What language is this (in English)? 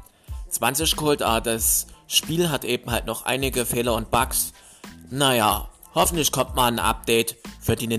German